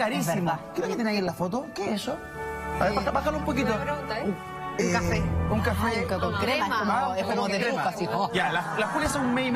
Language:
Spanish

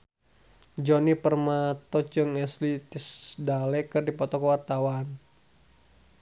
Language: Sundanese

